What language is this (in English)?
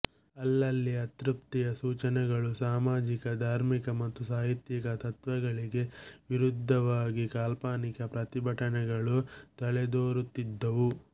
Kannada